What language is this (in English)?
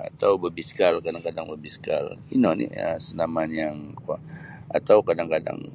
Sabah Bisaya